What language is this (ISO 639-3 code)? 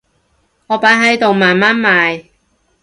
yue